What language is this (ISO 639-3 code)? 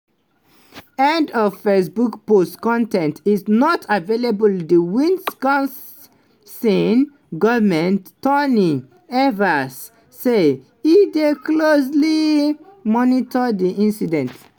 pcm